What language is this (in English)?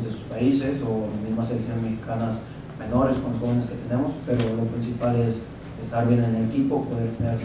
Spanish